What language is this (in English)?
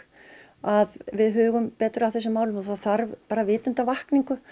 Icelandic